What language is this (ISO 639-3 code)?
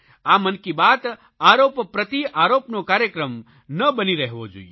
guj